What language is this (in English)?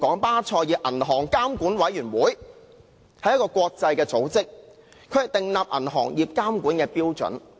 Cantonese